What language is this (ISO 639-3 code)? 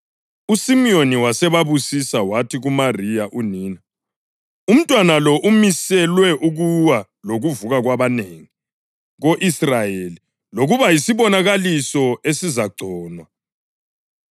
nde